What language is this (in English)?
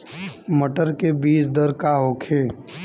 Bhojpuri